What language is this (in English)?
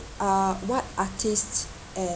English